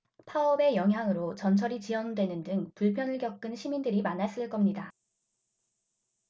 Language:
Korean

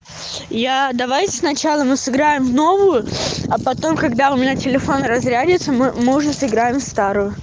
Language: Russian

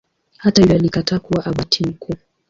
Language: Swahili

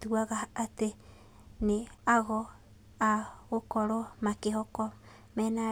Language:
Kikuyu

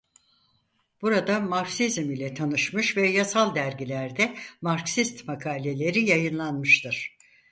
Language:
Turkish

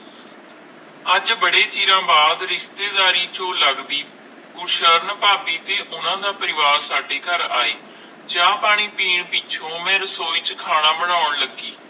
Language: Punjabi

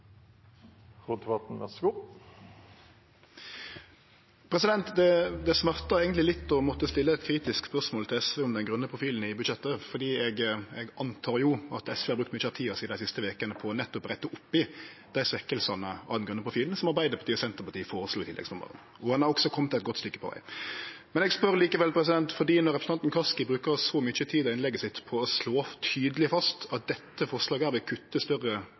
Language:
Norwegian Nynorsk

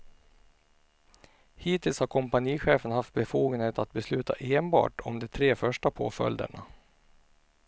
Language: Swedish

